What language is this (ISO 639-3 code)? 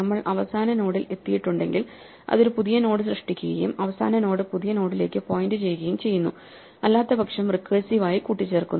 mal